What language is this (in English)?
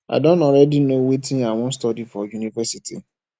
Nigerian Pidgin